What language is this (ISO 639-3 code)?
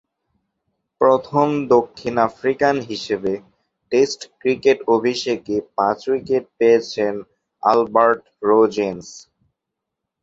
ben